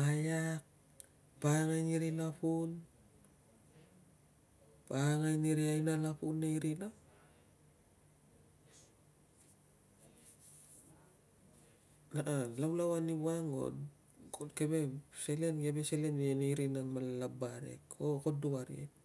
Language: Tungag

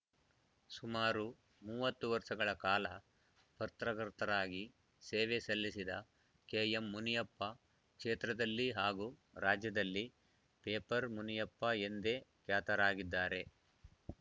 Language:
Kannada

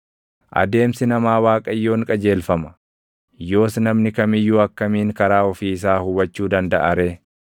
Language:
Oromo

